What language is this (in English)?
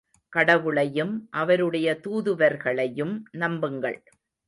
Tamil